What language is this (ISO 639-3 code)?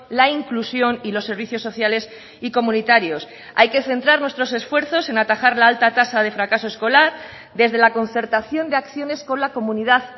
spa